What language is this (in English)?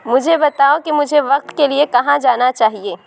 Urdu